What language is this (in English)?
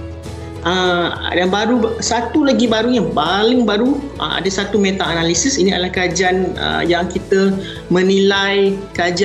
Malay